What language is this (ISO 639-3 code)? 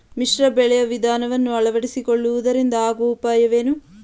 kan